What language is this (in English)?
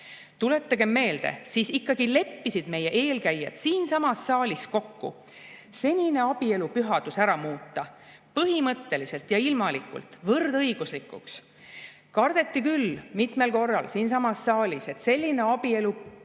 Estonian